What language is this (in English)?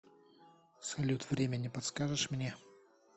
Russian